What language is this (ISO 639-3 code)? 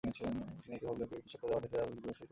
ben